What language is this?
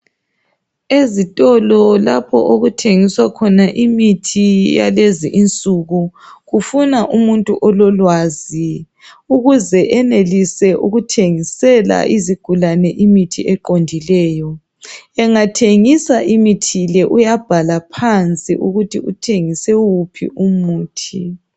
North Ndebele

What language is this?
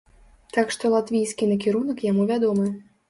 Belarusian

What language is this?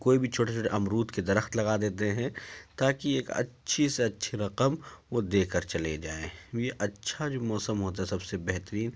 Urdu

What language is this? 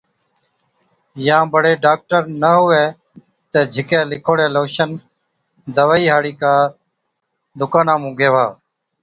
Od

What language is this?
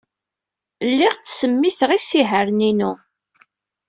Kabyle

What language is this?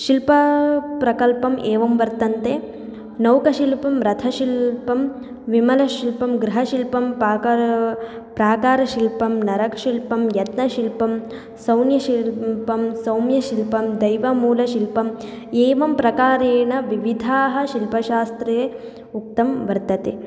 Sanskrit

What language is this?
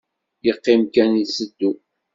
Kabyle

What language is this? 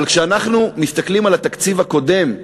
Hebrew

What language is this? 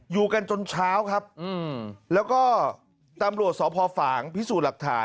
Thai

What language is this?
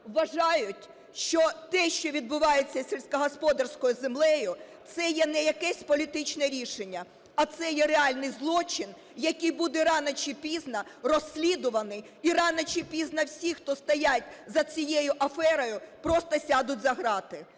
Ukrainian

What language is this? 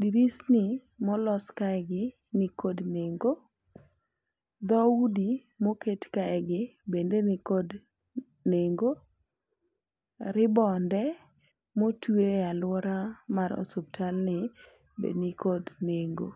Luo (Kenya and Tanzania)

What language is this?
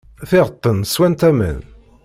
Kabyle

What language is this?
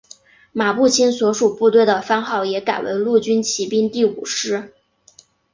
Chinese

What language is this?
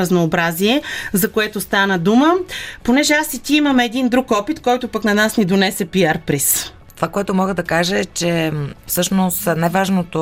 Bulgarian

